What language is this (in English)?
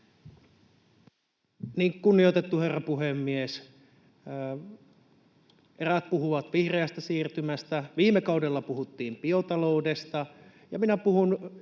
Finnish